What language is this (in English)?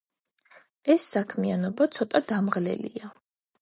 Georgian